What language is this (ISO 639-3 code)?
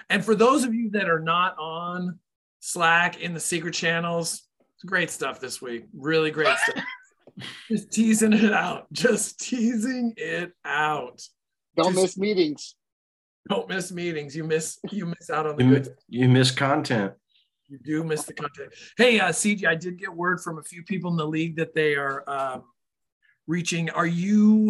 eng